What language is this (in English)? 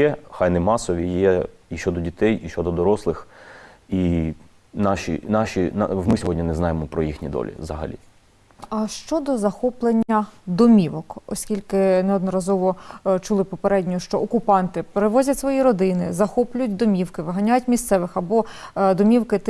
Ukrainian